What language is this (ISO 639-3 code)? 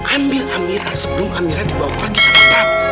ind